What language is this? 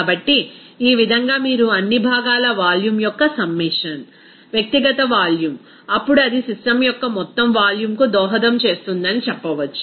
Telugu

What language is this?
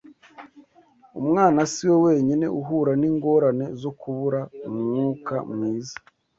Kinyarwanda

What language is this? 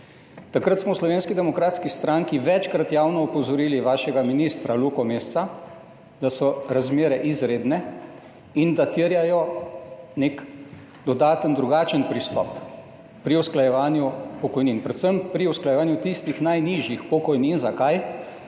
Slovenian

